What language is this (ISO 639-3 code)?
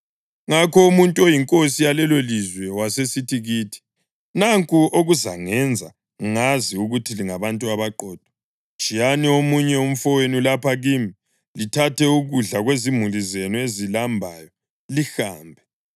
nde